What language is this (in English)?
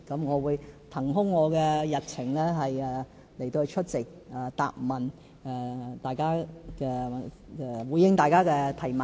Cantonese